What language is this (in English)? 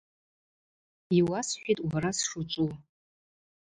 Abaza